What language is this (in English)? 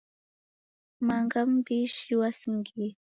Taita